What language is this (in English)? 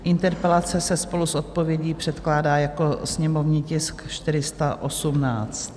Czech